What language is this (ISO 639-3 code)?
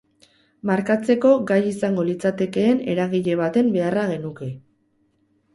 eus